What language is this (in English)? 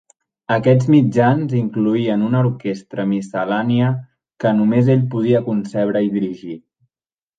Catalan